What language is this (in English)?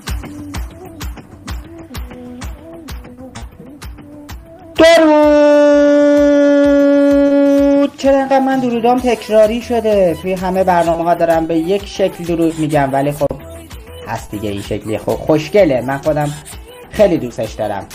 Persian